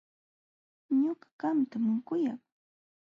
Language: Jauja Wanca Quechua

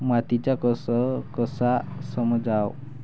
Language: Marathi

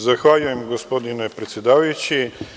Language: Serbian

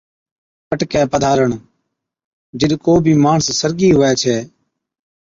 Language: Od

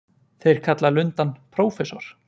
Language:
Icelandic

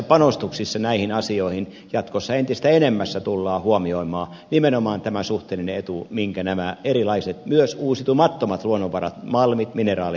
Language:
Finnish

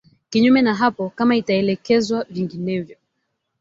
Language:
Swahili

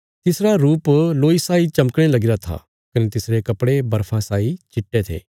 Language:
Bilaspuri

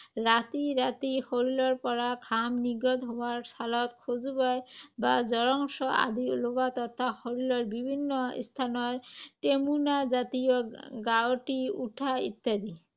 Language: Assamese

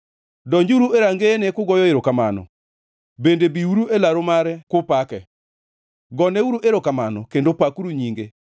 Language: Luo (Kenya and Tanzania)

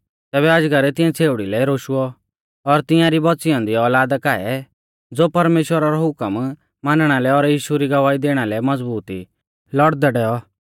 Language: Mahasu Pahari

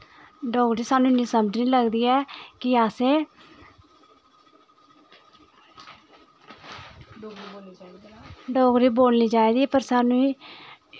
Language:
Dogri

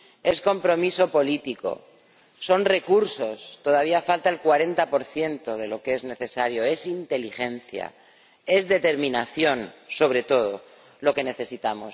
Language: Spanish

